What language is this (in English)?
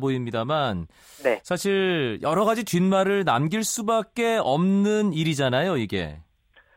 Korean